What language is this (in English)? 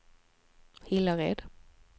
Swedish